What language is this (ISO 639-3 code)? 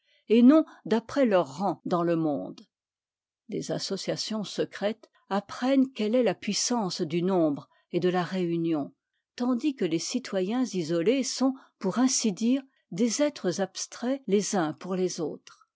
fra